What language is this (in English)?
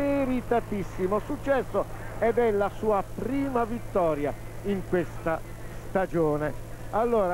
Italian